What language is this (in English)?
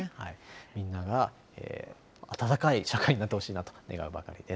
Japanese